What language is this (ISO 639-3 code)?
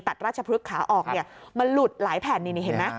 tha